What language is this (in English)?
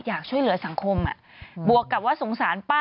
Thai